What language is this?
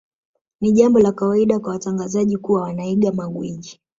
Swahili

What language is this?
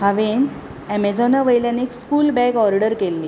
Konkani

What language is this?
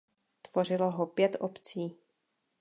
Czech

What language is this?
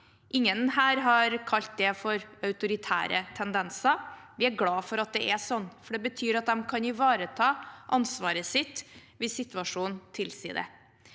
Norwegian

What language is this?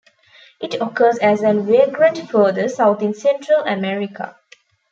English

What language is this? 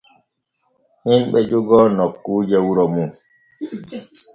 Borgu Fulfulde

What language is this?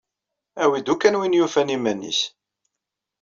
Kabyle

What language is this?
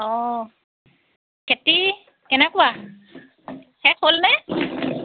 Assamese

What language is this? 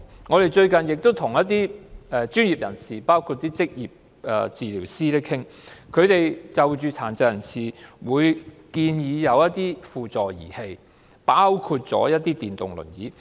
Cantonese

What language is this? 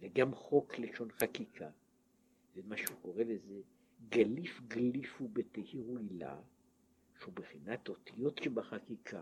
Hebrew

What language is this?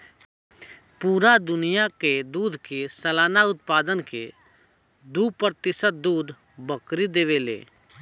Bhojpuri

